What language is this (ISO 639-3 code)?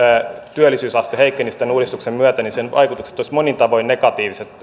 fin